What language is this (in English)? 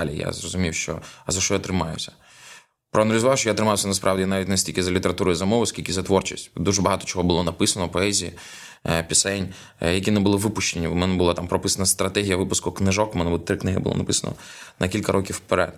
Ukrainian